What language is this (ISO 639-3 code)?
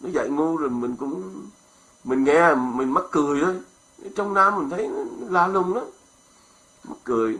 vie